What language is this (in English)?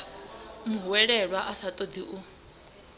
Venda